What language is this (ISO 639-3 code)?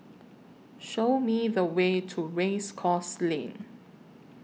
eng